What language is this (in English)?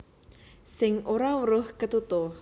Javanese